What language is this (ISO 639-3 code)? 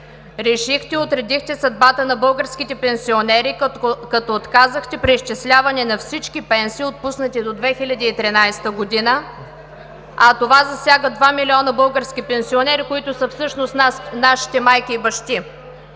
bul